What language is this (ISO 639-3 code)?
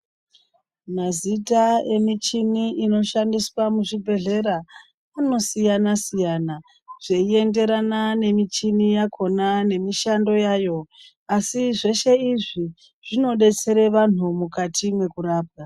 ndc